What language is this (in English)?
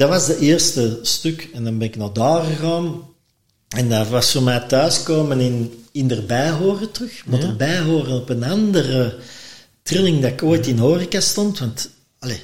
Dutch